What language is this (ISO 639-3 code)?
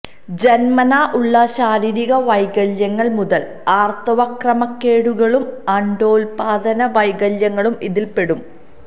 mal